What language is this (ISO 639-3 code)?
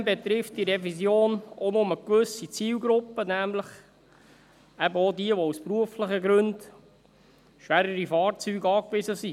gsw